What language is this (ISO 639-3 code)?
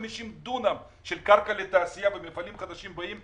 heb